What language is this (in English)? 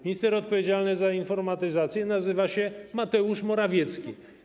Polish